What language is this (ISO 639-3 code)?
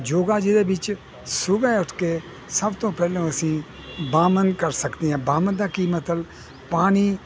pan